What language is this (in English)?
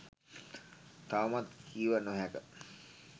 Sinhala